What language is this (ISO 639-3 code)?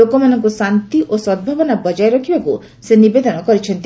ori